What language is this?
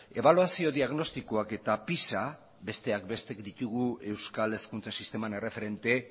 Basque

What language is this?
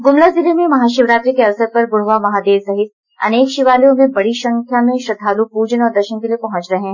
Hindi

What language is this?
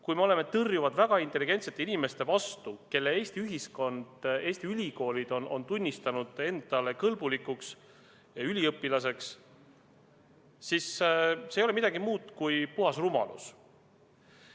Estonian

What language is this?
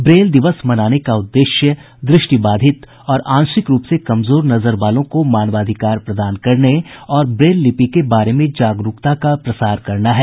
Hindi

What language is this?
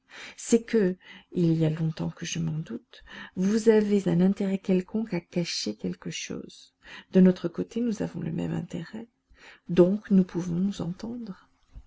French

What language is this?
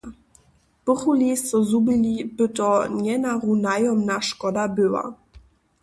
Upper Sorbian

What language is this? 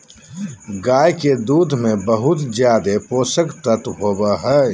Magahi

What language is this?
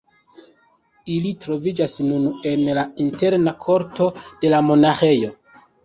Esperanto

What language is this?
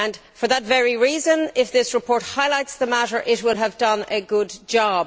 English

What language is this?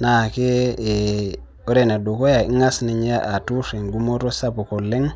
Masai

